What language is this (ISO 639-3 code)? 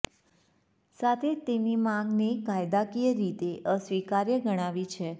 guj